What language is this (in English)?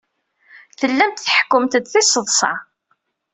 Kabyle